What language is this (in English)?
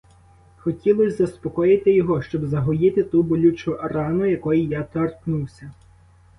Ukrainian